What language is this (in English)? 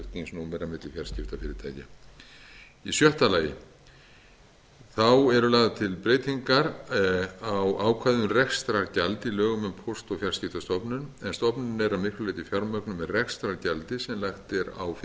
Icelandic